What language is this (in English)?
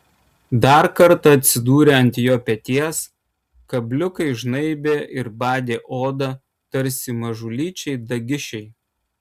Lithuanian